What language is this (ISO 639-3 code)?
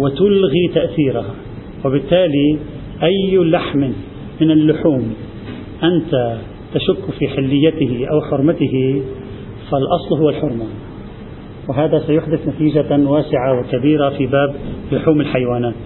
ara